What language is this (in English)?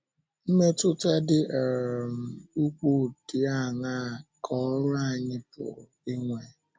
Igbo